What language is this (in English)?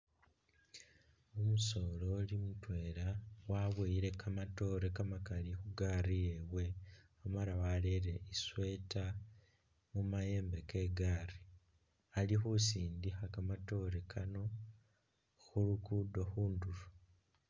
Masaaba